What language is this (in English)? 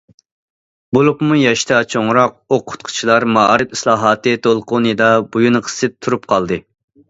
Uyghur